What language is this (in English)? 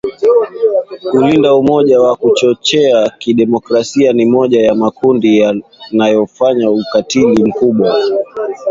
Swahili